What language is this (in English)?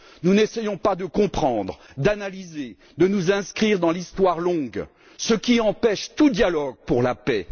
French